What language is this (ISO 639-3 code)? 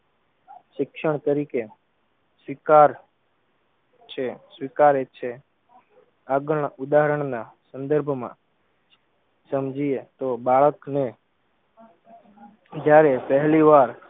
guj